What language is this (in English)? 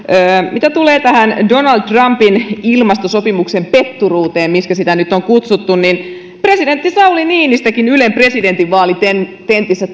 Finnish